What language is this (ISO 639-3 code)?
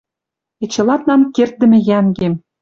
mrj